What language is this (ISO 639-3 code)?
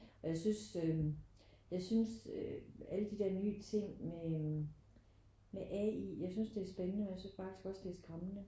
dan